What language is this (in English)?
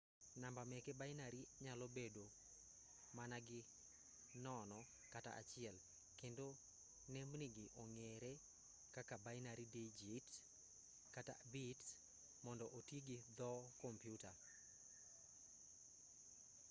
Luo (Kenya and Tanzania)